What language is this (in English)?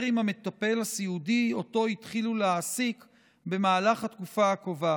Hebrew